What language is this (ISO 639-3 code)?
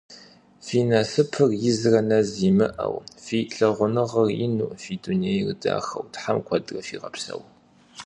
kbd